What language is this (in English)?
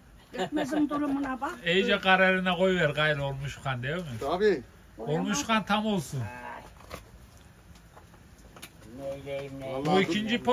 Turkish